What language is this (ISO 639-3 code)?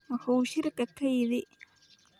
som